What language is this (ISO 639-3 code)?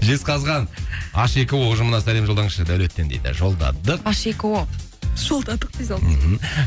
kaz